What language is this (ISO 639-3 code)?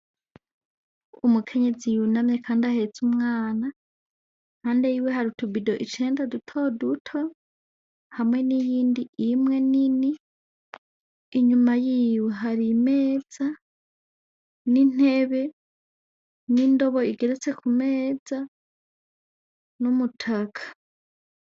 run